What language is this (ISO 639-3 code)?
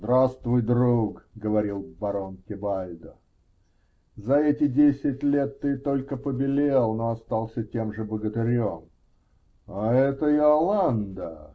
rus